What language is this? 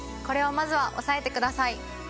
Japanese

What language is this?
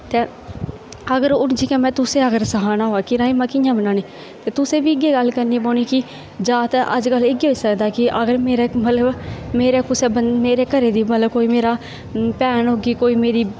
Dogri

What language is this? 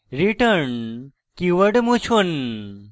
Bangla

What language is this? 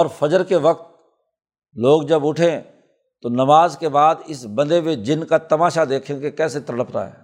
Urdu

